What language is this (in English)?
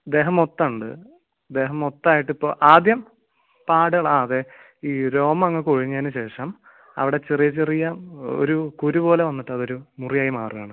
Malayalam